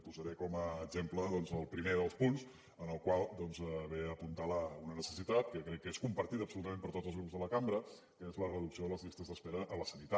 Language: Catalan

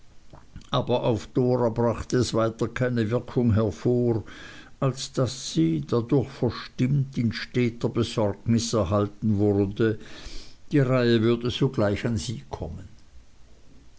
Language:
German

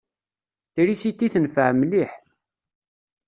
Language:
Kabyle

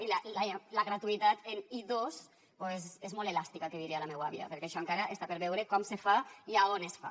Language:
Catalan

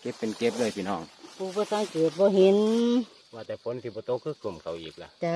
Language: Thai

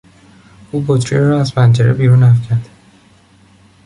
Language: Persian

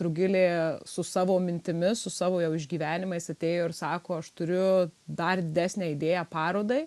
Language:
Lithuanian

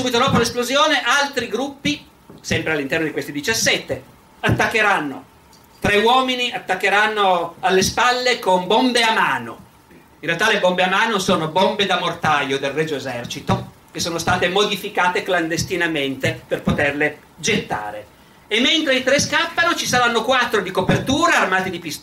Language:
Italian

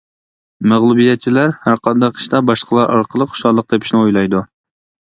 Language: Uyghur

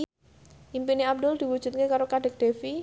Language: Javanese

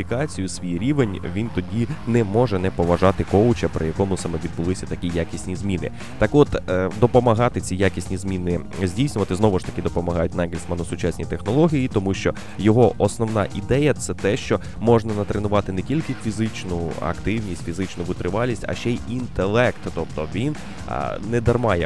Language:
Ukrainian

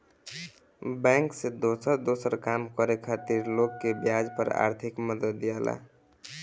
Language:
Bhojpuri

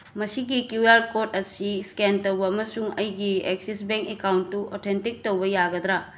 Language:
Manipuri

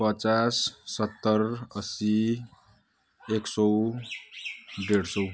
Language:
Nepali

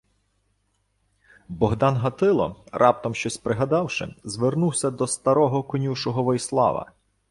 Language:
Ukrainian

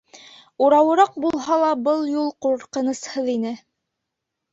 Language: Bashkir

